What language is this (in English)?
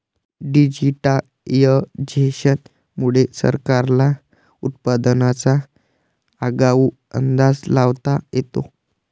Marathi